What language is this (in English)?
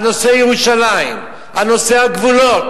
Hebrew